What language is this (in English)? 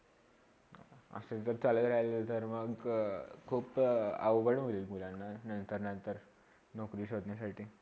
Marathi